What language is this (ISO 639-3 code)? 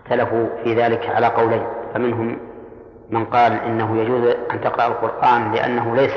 ara